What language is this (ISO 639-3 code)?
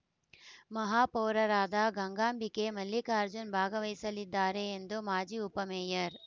kan